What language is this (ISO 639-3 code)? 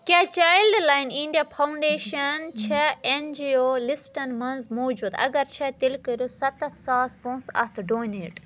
kas